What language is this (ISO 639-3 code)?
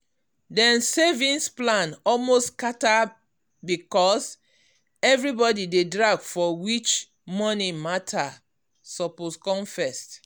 pcm